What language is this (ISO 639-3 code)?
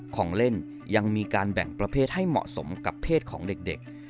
tha